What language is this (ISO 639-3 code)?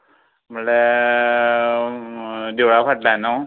kok